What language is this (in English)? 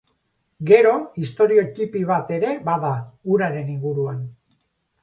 Basque